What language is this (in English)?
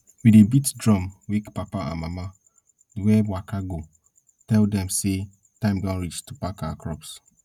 Nigerian Pidgin